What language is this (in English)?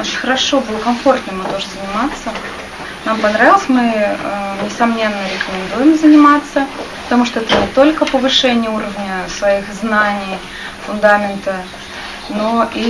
Russian